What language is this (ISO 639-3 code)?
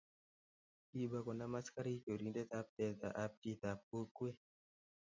kln